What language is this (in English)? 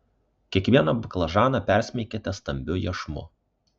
Lithuanian